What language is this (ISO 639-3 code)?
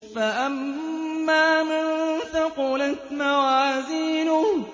ara